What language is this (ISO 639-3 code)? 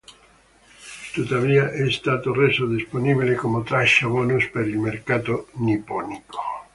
ita